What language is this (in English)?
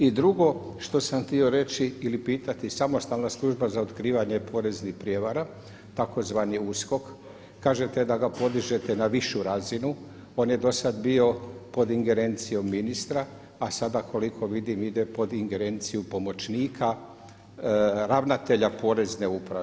Croatian